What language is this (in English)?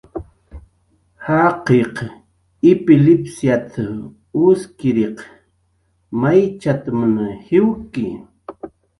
Jaqaru